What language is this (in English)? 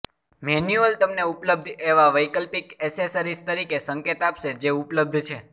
Gujarati